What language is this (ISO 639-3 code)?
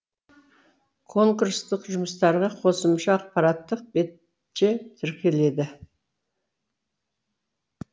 kaz